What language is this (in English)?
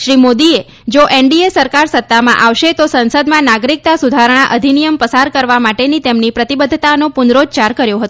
Gujarati